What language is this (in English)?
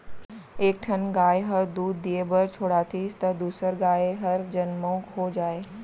Chhattisgarhi